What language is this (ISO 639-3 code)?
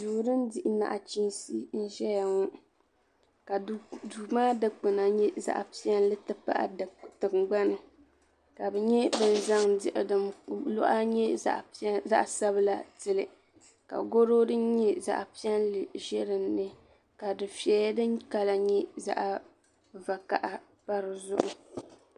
dag